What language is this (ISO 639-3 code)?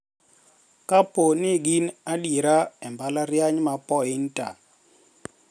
luo